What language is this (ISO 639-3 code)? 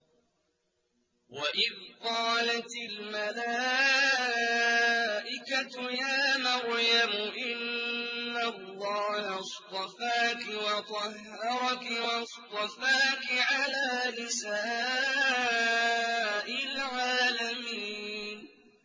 ara